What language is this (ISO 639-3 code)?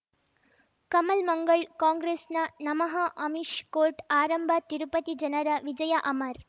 kan